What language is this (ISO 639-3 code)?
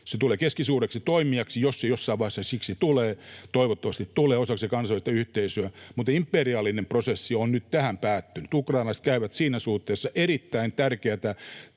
fin